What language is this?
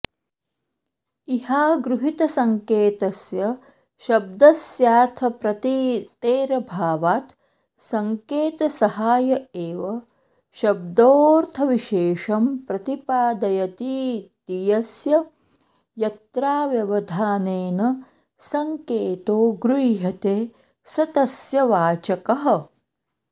Sanskrit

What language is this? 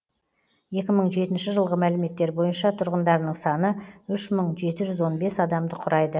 Kazakh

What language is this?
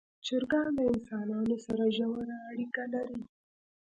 Pashto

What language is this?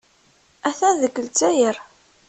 Kabyle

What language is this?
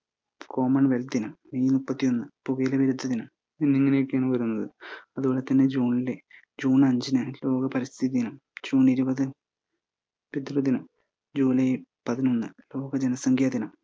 Malayalam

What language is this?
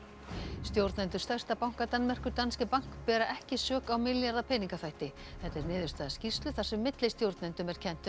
Icelandic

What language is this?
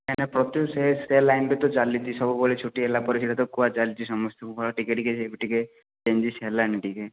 Odia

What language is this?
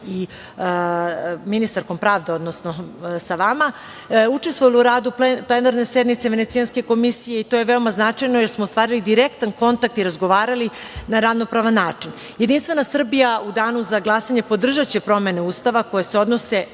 Serbian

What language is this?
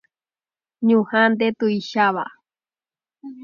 Guarani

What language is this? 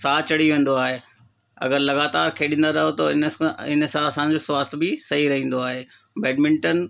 Sindhi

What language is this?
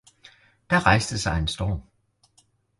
Danish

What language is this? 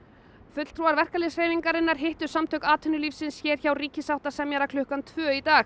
Icelandic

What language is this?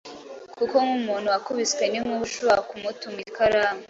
Kinyarwanda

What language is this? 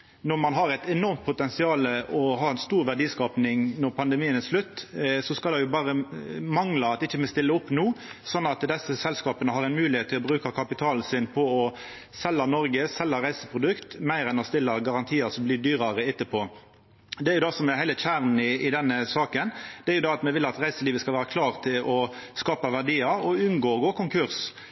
Norwegian Nynorsk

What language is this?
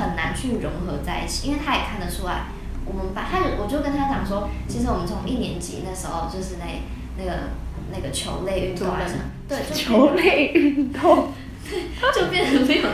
Chinese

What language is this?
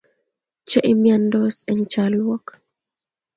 Kalenjin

